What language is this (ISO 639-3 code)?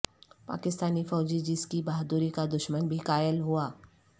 urd